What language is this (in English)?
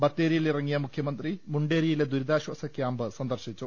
Malayalam